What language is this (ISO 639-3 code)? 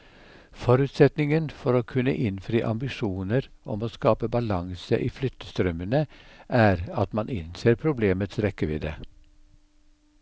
nor